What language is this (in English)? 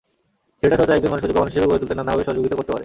Bangla